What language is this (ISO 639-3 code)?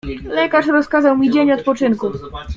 pol